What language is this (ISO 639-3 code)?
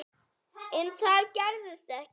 isl